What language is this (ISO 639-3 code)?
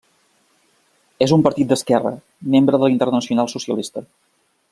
cat